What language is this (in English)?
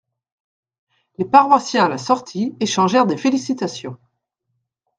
French